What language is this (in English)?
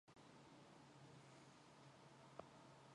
Mongolian